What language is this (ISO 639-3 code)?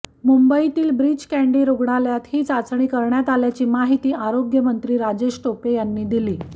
mar